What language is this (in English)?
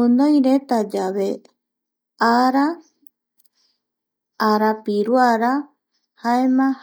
Eastern Bolivian Guaraní